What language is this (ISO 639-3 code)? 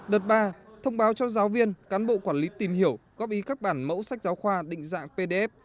vie